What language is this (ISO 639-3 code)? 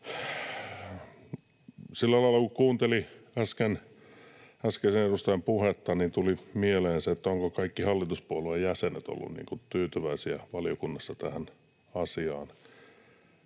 fin